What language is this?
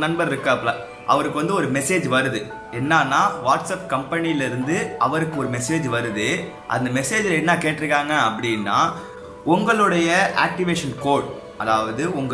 English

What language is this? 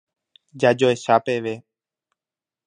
Guarani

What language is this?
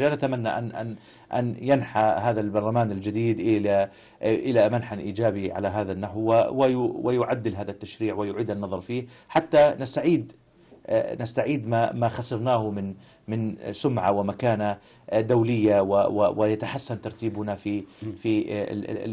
Arabic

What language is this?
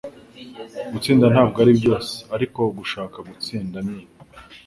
Kinyarwanda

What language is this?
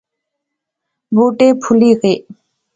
Pahari-Potwari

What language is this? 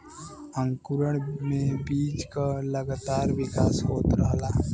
Bhojpuri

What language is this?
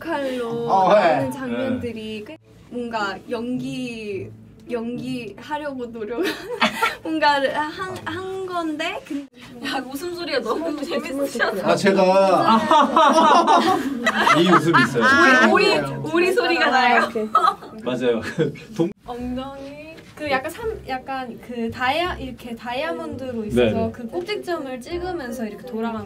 Korean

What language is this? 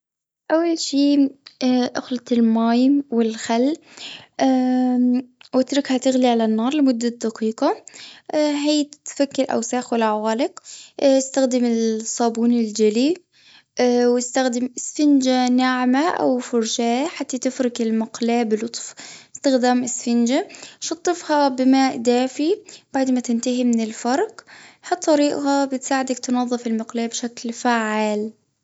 Gulf Arabic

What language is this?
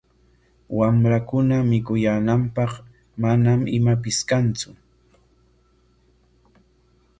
Corongo Ancash Quechua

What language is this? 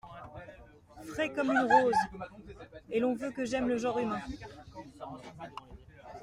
French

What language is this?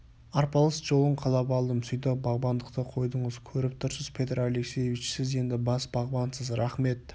Kazakh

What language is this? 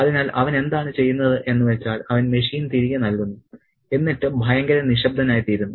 Malayalam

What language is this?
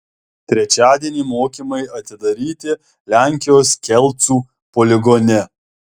Lithuanian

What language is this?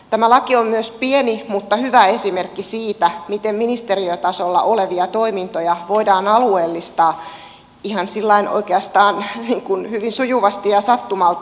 Finnish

